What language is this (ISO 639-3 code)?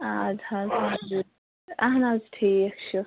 kas